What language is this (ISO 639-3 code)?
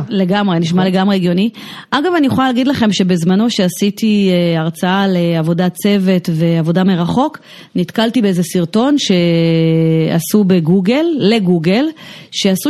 heb